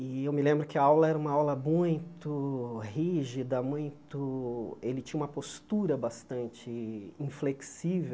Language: Portuguese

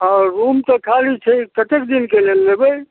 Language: Maithili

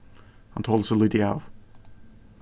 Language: Faroese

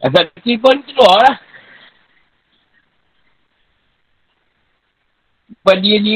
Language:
Malay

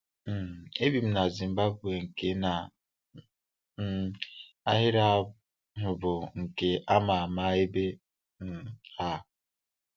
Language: Igbo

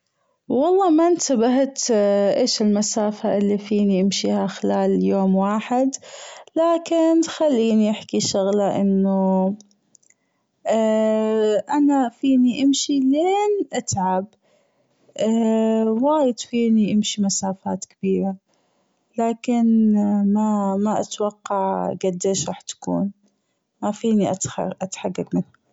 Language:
Gulf Arabic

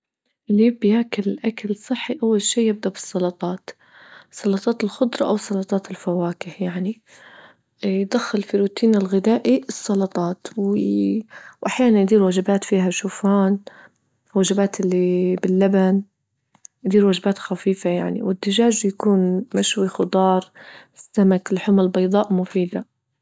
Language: Libyan Arabic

